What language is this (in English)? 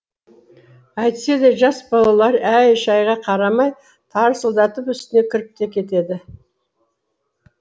Kazakh